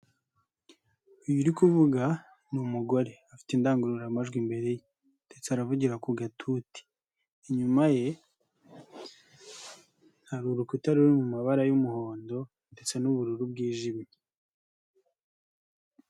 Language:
Kinyarwanda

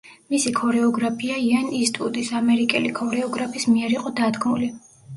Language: Georgian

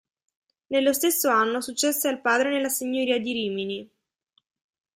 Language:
Italian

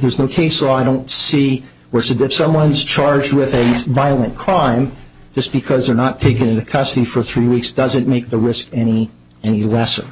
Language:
English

